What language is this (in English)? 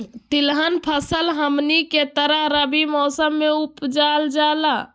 Magahi